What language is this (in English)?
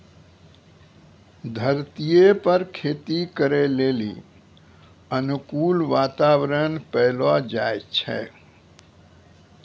Maithili